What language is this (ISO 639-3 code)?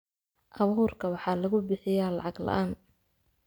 som